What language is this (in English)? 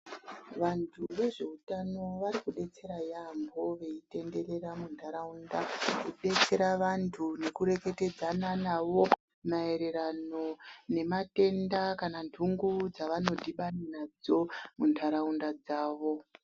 Ndau